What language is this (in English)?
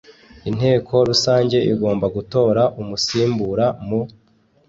Kinyarwanda